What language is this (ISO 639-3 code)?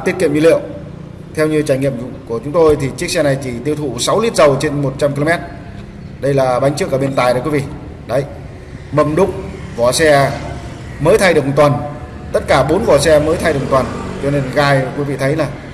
vie